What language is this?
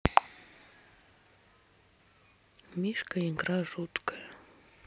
Russian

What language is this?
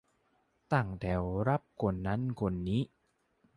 Thai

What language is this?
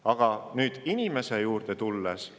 Estonian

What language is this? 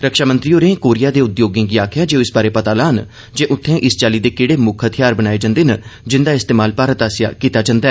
Dogri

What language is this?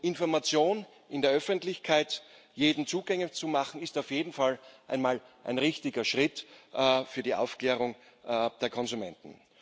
German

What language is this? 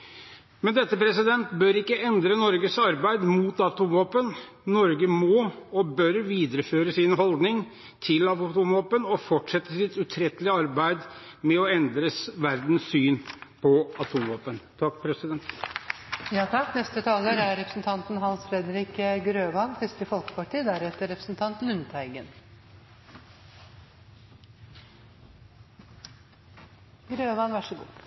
Norwegian Bokmål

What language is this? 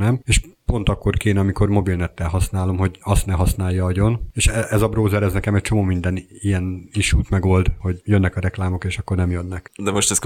Hungarian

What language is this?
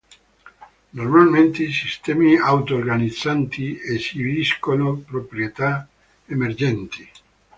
Italian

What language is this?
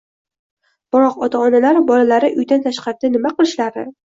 Uzbek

